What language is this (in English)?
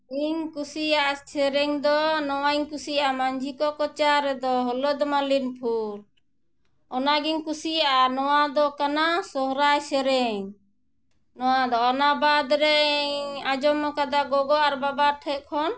Santali